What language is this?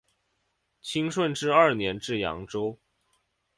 Chinese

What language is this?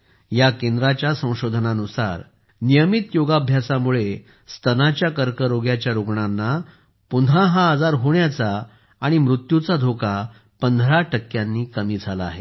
Marathi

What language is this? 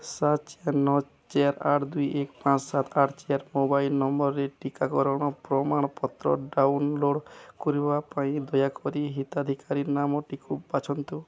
Odia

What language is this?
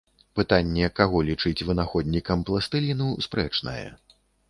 Belarusian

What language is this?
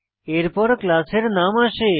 Bangla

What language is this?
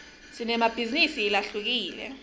Swati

